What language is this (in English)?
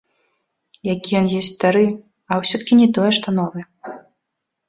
Belarusian